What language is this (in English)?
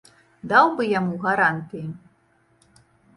Belarusian